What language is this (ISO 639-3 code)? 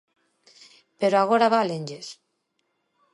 glg